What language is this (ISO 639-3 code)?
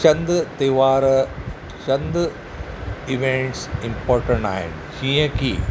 snd